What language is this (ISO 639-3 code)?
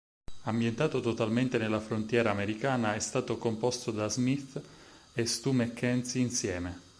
ita